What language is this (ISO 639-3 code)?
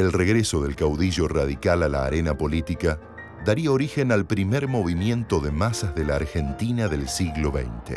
spa